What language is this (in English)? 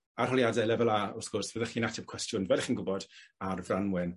Welsh